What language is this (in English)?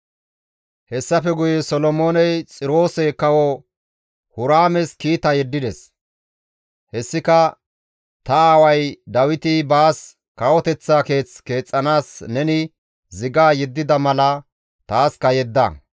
Gamo